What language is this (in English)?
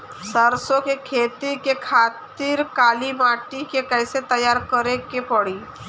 Bhojpuri